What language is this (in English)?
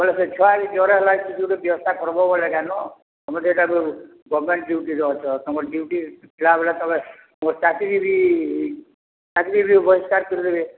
Odia